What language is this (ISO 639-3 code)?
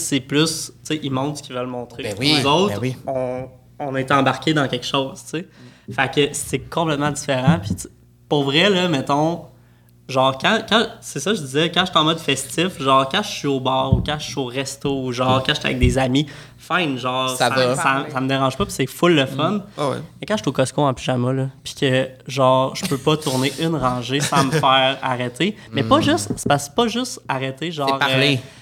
fra